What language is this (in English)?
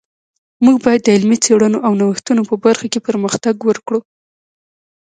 Pashto